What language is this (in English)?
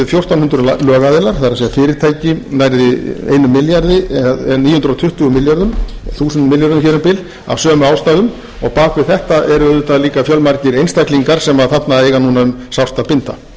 Icelandic